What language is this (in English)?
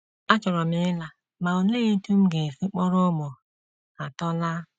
Igbo